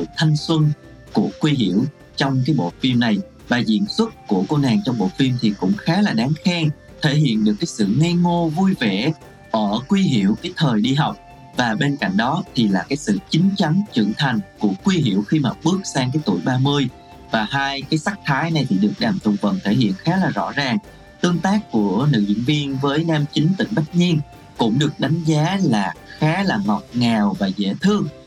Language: Vietnamese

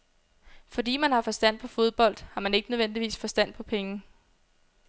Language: Danish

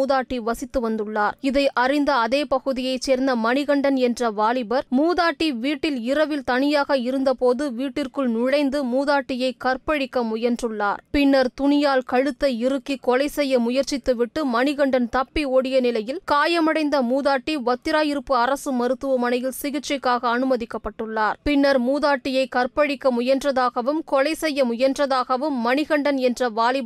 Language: Tamil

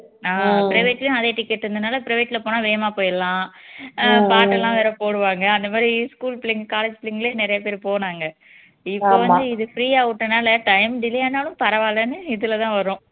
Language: Tamil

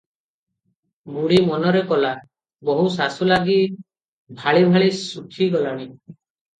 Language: Odia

